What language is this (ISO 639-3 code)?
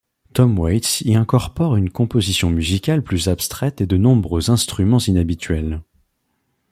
fra